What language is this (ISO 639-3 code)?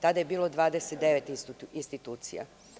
srp